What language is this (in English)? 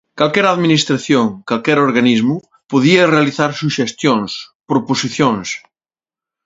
Galician